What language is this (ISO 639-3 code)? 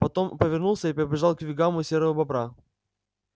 rus